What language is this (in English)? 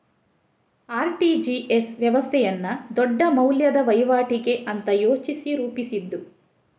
Kannada